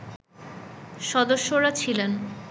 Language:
Bangla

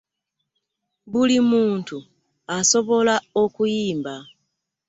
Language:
Ganda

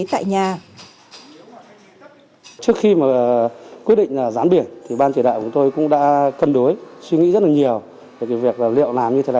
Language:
Vietnamese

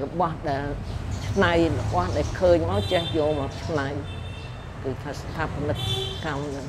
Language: Thai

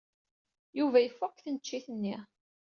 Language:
Kabyle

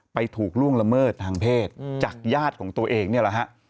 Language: Thai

